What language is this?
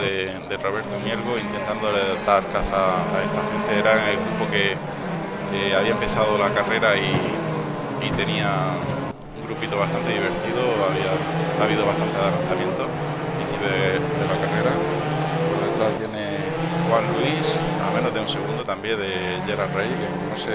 Spanish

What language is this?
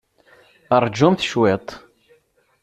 Kabyle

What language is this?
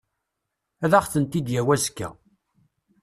Kabyle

